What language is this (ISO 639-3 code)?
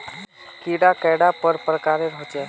mag